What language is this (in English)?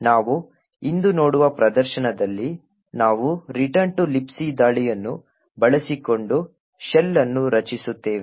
Kannada